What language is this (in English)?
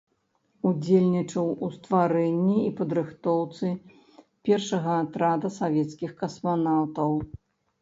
Belarusian